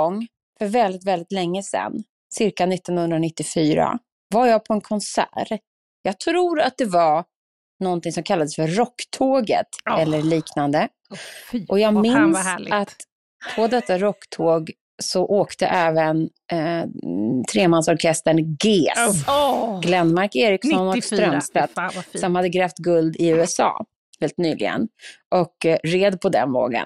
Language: Swedish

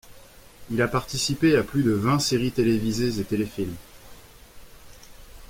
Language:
French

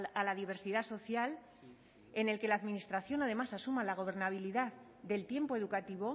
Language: Spanish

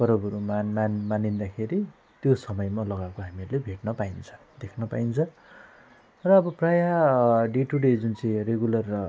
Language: Nepali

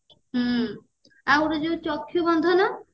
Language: Odia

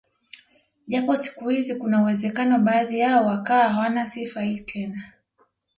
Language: Swahili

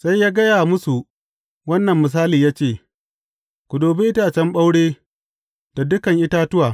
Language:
Hausa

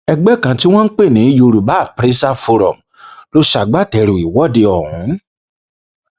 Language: Yoruba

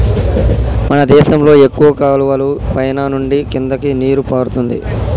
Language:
Telugu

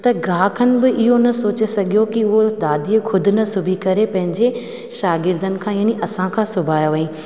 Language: Sindhi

